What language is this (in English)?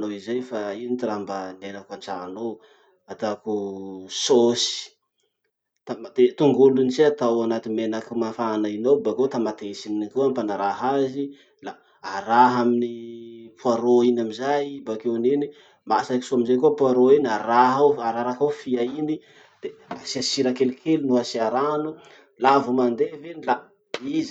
Masikoro Malagasy